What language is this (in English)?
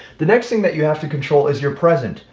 English